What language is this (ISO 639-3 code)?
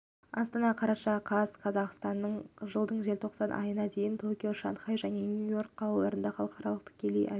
kaz